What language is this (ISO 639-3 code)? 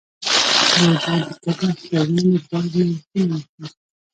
pus